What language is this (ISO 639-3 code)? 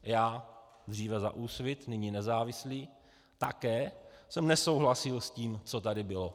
ces